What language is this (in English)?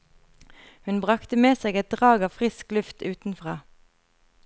Norwegian